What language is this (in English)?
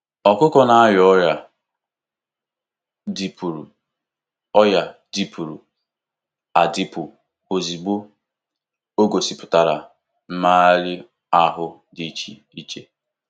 Igbo